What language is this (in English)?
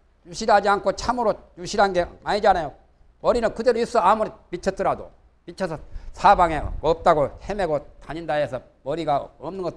Korean